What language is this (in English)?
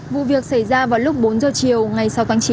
Vietnamese